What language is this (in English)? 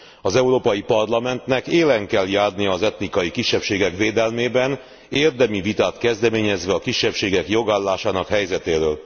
Hungarian